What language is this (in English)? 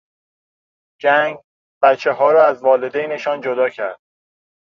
Persian